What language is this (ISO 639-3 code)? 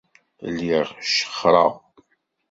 kab